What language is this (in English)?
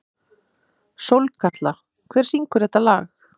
Icelandic